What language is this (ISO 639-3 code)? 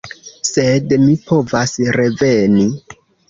epo